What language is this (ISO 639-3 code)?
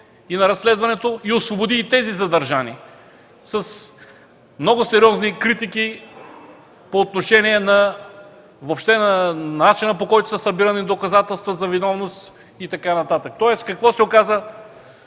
bul